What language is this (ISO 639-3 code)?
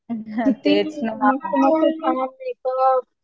mar